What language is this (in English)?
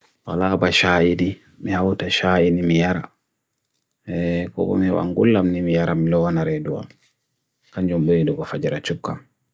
Bagirmi Fulfulde